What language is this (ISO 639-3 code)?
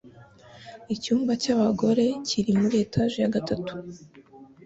kin